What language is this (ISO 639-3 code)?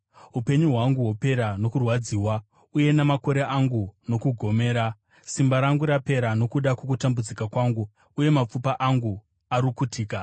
sna